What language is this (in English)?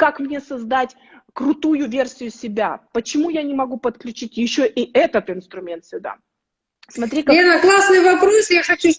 Russian